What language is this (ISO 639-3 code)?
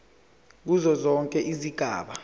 zul